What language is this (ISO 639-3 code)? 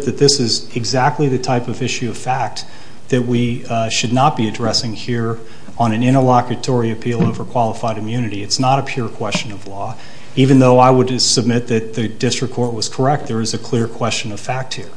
eng